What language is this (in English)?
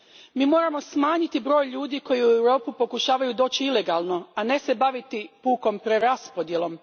Croatian